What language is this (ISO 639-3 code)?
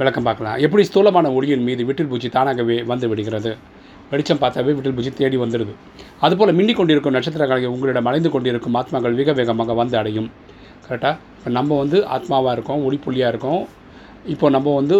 tam